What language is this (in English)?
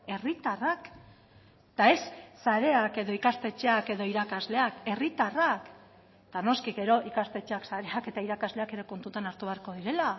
Basque